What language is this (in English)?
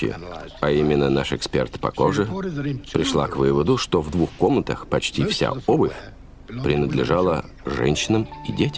Russian